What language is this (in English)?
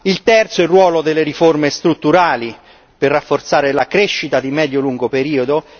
Italian